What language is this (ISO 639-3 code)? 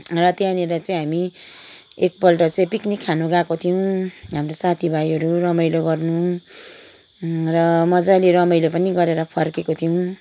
nep